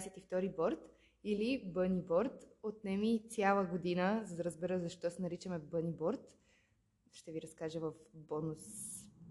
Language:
Bulgarian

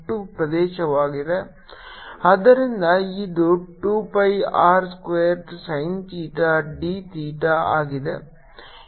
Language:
Kannada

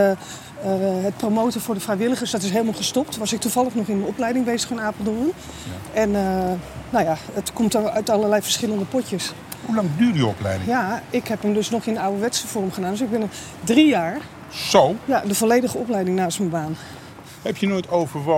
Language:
Dutch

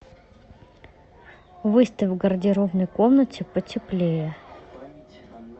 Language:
Russian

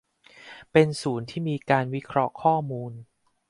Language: Thai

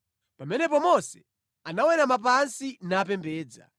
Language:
Nyanja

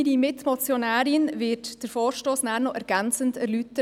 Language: Swiss German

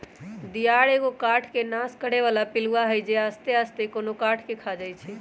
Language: Magahi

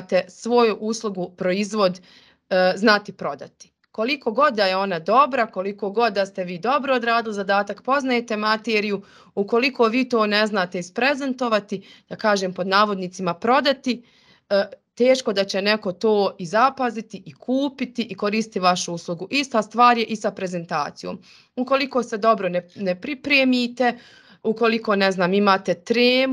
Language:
Croatian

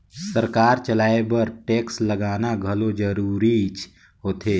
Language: Chhattisgarhi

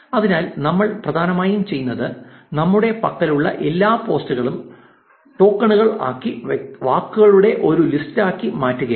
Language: Malayalam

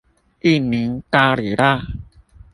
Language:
Chinese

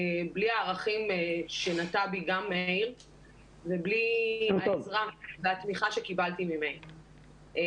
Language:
Hebrew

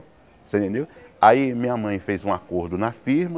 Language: Portuguese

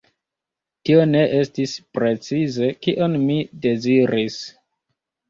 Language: Esperanto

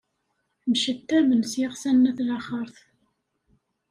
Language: Kabyle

